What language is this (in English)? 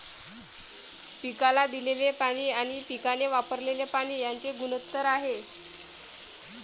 Marathi